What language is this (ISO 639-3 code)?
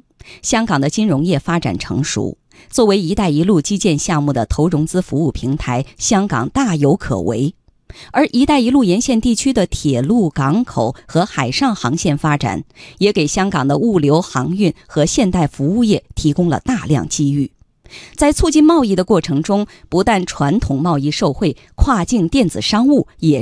zho